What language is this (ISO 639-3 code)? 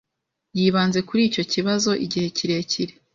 kin